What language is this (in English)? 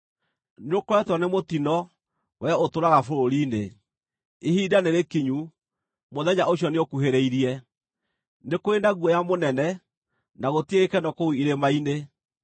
Kikuyu